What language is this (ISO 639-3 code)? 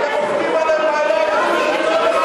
heb